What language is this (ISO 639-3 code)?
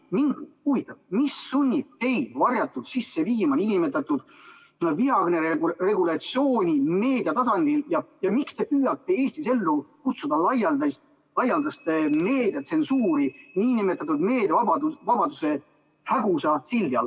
est